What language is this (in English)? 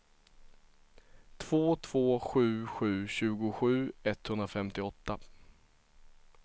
Swedish